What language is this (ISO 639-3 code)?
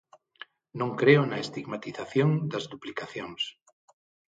glg